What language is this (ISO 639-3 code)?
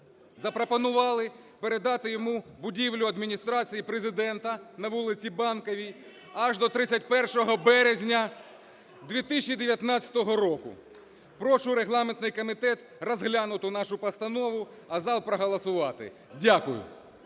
ukr